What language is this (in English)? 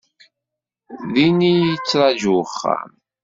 Kabyle